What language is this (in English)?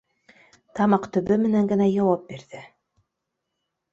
Bashkir